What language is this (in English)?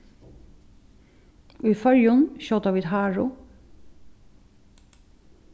Faroese